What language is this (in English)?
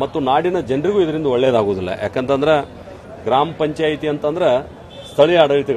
Romanian